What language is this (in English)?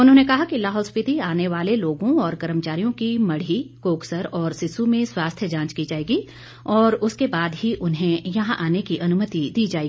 Hindi